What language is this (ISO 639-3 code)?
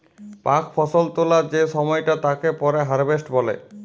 ben